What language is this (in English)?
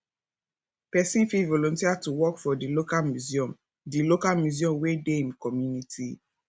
Nigerian Pidgin